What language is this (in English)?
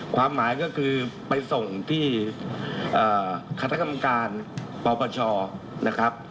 Thai